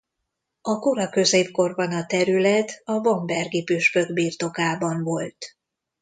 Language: Hungarian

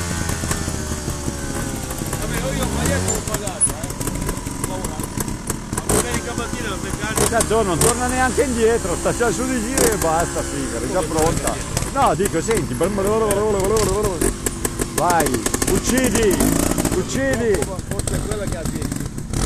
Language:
Italian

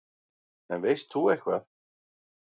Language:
Icelandic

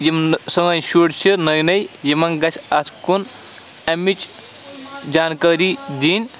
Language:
Kashmiri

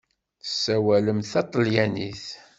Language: Kabyle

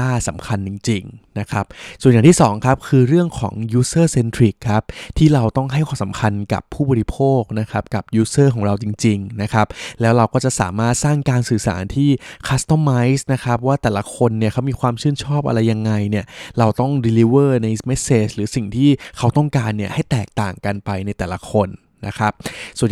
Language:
Thai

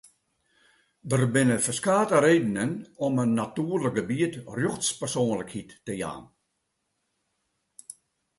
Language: Western Frisian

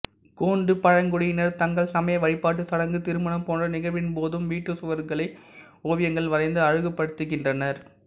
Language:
Tamil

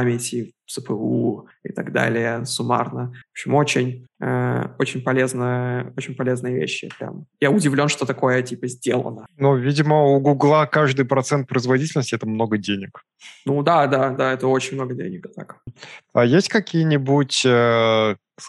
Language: Russian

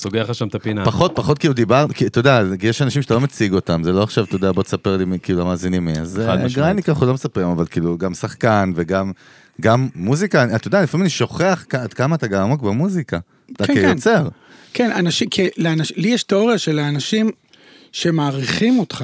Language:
Hebrew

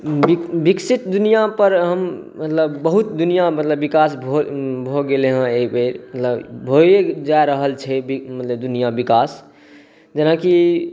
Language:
Maithili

